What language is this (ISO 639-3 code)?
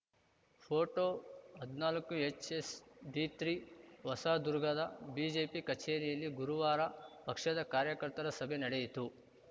kan